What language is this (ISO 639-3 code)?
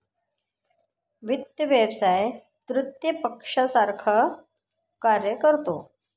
mar